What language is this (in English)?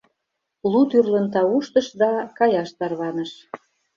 Mari